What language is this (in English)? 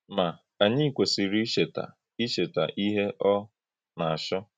Igbo